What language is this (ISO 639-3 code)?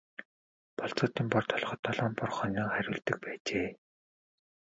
mon